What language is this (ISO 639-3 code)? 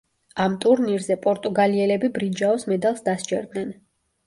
kat